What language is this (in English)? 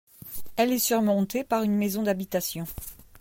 French